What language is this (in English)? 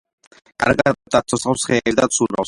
Georgian